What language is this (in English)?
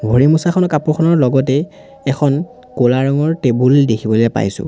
Assamese